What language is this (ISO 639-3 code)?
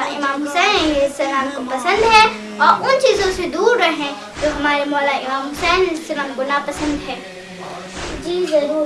urd